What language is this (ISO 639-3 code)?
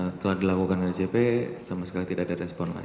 ind